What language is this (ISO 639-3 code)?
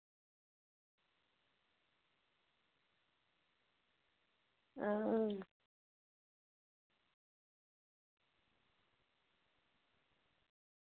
doi